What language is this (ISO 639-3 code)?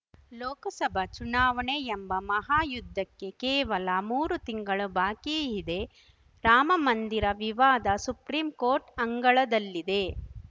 kan